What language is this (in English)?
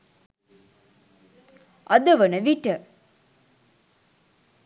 Sinhala